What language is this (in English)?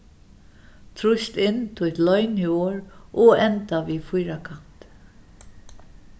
Faroese